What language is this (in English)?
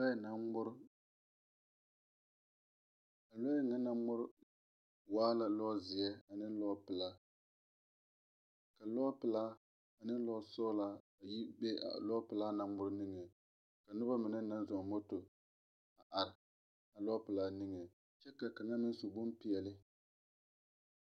Southern Dagaare